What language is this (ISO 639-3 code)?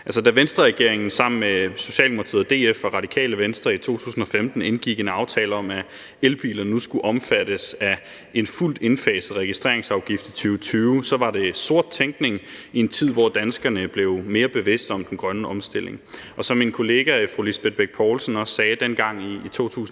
dan